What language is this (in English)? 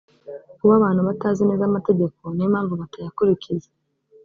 Kinyarwanda